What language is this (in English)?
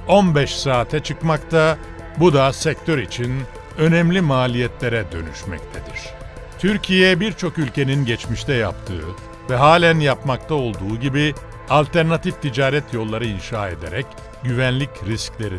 Turkish